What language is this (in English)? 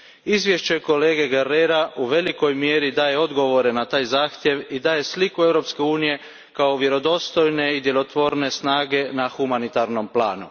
Croatian